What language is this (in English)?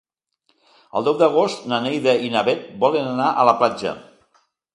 Catalan